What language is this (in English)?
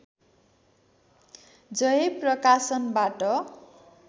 Nepali